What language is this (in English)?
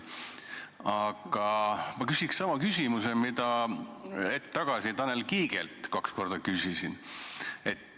Estonian